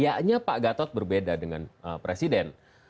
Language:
Indonesian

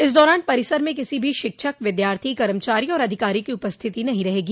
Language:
Hindi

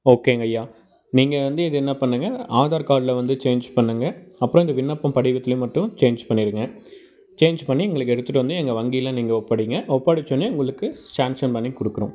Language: Tamil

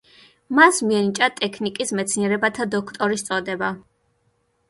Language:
Georgian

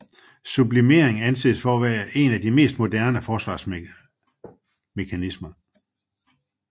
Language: Danish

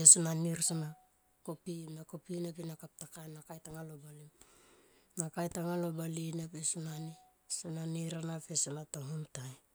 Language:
Tomoip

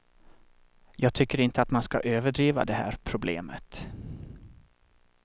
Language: Swedish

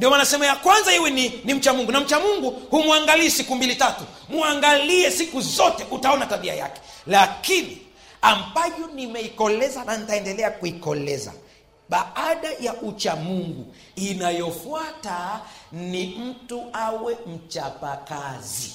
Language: Swahili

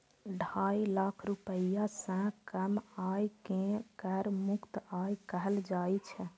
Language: Maithili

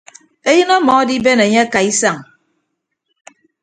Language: Ibibio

